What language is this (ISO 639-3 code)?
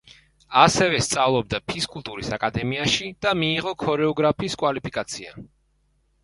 kat